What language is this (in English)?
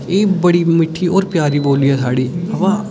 Dogri